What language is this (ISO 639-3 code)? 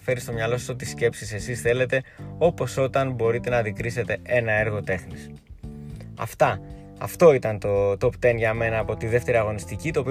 ell